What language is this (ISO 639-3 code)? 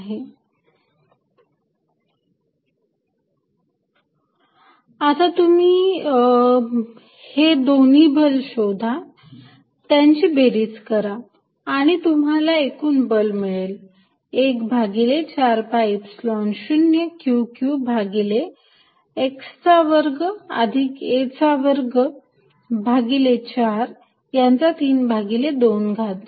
mar